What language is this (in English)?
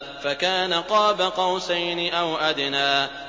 Arabic